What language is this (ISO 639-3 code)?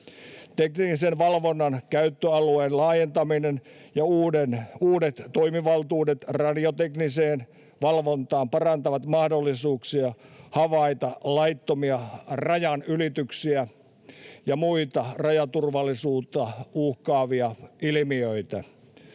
fin